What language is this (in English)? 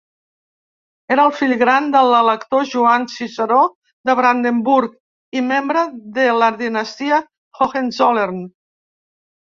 Catalan